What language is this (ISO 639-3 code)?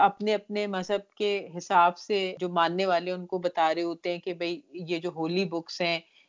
urd